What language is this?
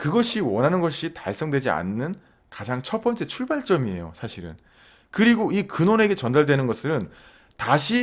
Korean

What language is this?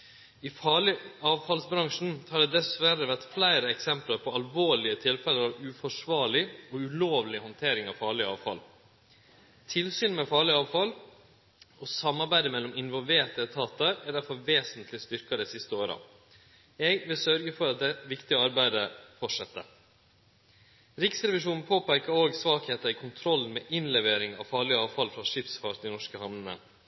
Norwegian Nynorsk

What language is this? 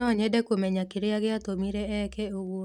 Kikuyu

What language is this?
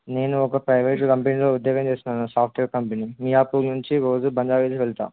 Telugu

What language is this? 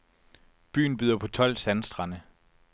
Danish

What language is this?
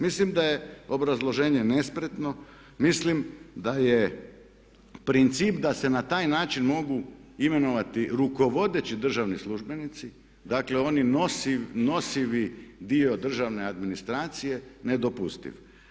Croatian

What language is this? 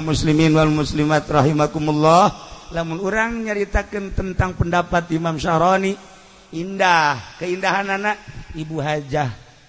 Indonesian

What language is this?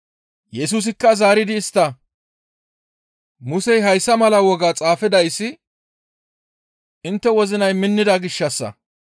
Gamo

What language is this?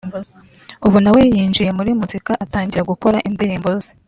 Kinyarwanda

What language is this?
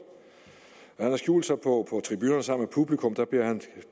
Danish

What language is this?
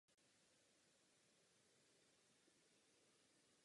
Czech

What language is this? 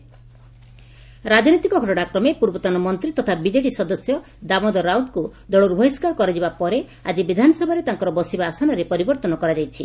Odia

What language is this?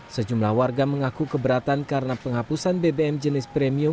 Indonesian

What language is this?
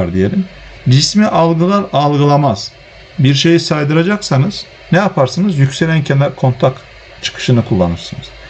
Turkish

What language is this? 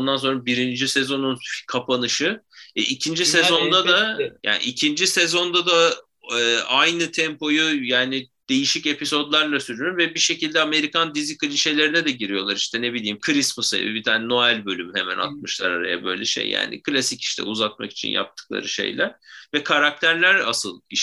Turkish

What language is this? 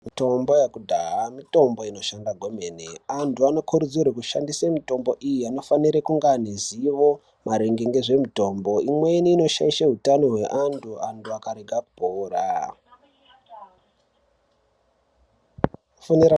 Ndau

